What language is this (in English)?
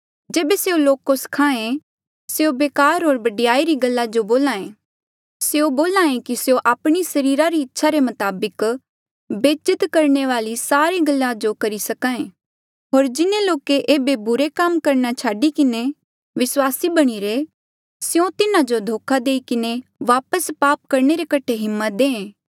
Mandeali